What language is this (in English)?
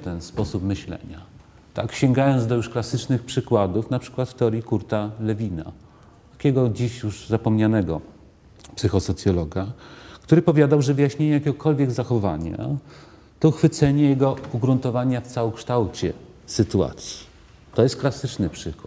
Polish